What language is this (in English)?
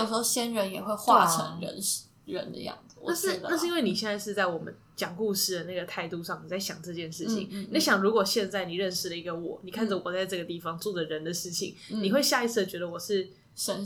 Chinese